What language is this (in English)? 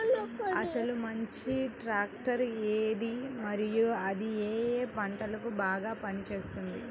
Telugu